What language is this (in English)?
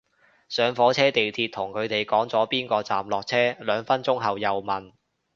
Cantonese